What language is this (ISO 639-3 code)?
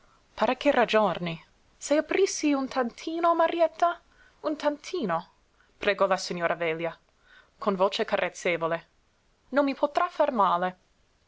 ita